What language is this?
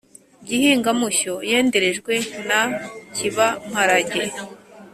Kinyarwanda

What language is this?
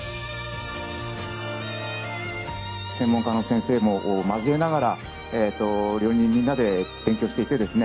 Japanese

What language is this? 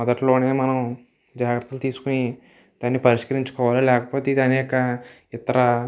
Telugu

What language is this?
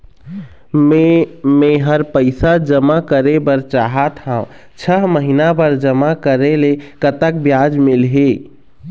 Chhattisgarhi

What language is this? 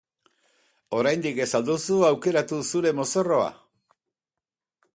Basque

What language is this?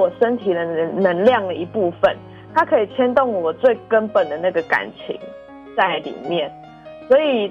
Chinese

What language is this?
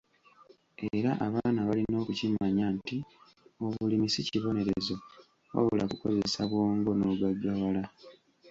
Ganda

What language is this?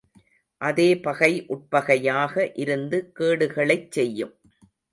Tamil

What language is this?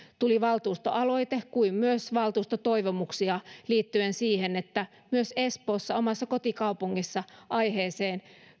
Finnish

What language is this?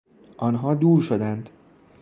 Persian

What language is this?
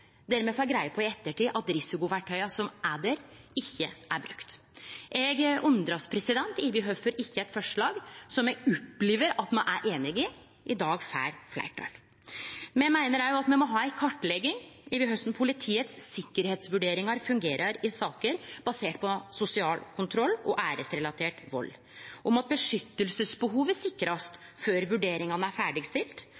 Norwegian Nynorsk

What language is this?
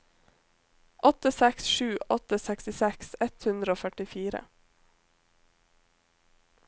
Norwegian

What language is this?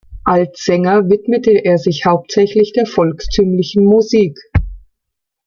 German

